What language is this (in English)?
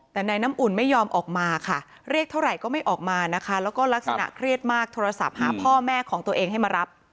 Thai